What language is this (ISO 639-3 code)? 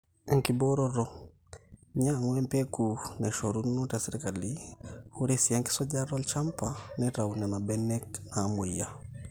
mas